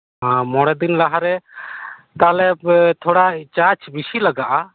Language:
Santali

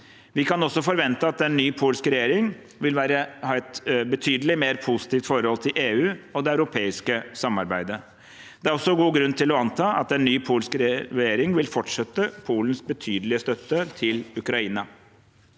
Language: Norwegian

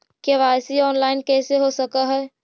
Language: Magahi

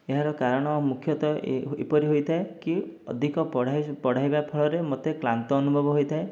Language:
Odia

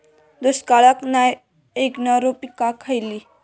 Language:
Marathi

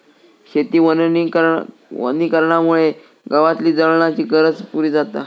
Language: Marathi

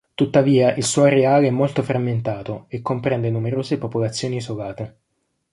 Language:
Italian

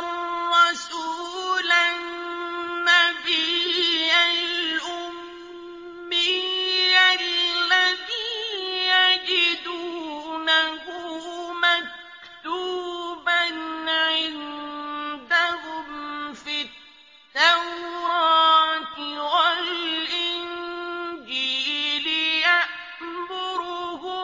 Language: Arabic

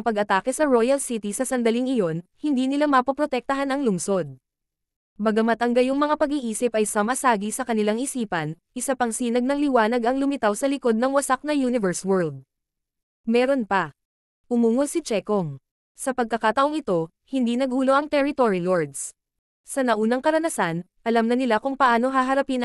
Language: Filipino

